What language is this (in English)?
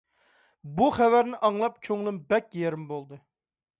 Uyghur